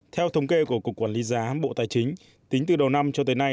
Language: Vietnamese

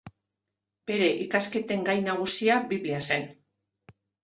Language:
Basque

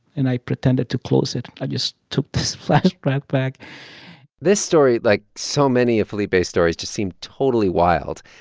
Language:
English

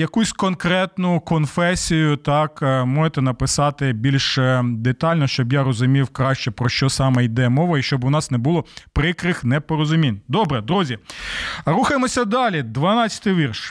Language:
Ukrainian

